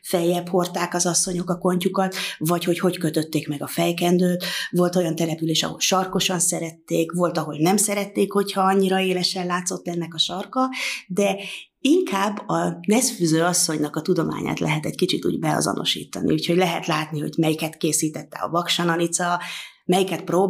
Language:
Hungarian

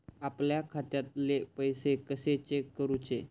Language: Marathi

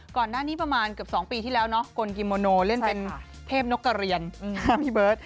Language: Thai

